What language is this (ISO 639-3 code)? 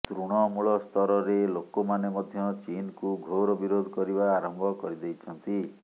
ori